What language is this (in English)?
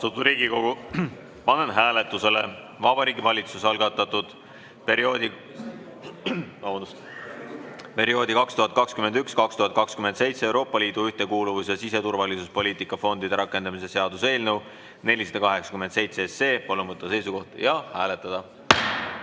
Estonian